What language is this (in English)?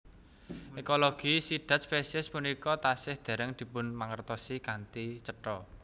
Javanese